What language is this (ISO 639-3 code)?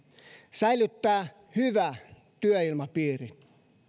fin